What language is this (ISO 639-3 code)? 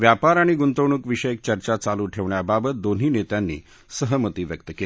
mar